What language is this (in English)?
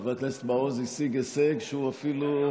Hebrew